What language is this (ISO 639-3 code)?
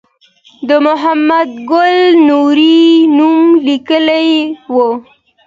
pus